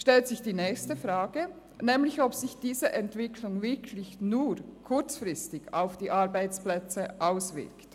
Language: Swiss German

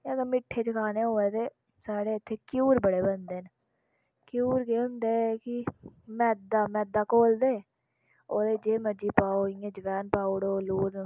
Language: Dogri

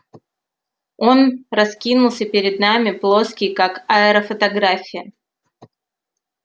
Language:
Russian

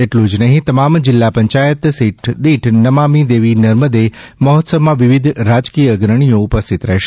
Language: Gujarati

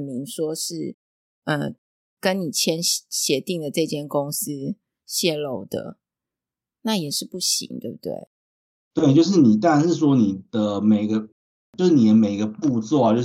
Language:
Chinese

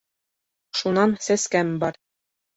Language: Bashkir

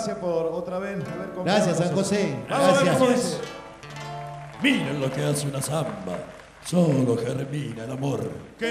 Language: Spanish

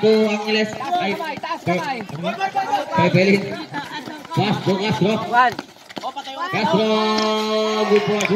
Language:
Indonesian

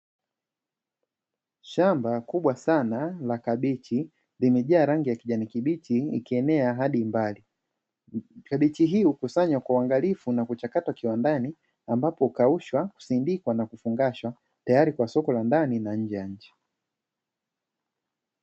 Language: Swahili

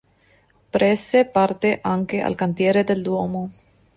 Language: Italian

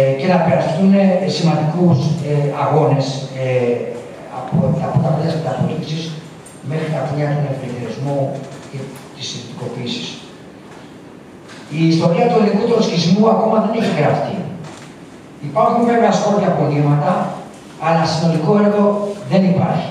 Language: Greek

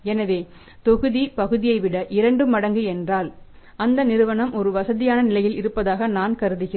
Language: Tamil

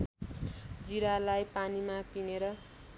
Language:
Nepali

